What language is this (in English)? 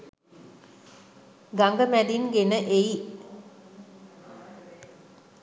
Sinhala